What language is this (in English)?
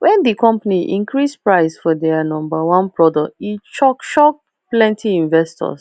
Nigerian Pidgin